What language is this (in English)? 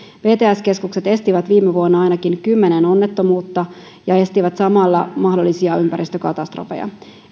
Finnish